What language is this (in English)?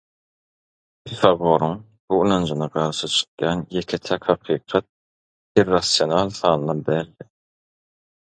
Turkmen